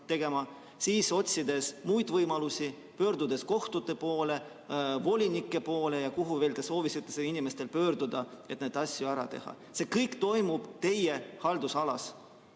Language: Estonian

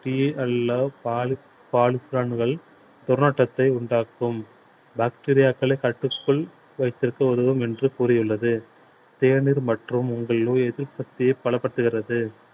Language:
Tamil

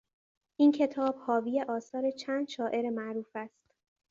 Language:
Persian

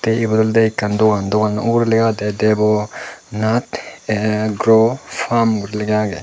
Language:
Chakma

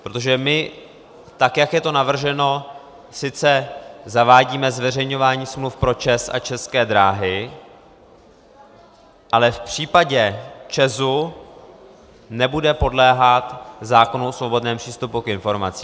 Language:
Czech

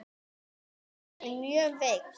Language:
Icelandic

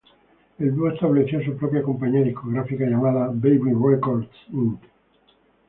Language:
Spanish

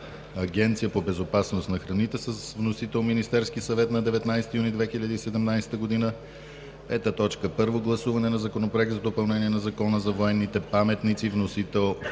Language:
Bulgarian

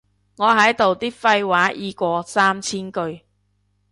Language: Cantonese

